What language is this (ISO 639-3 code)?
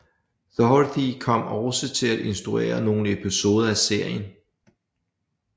dan